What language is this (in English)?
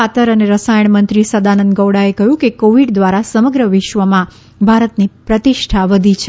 Gujarati